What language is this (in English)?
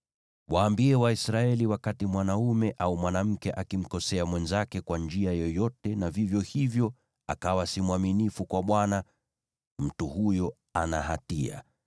Swahili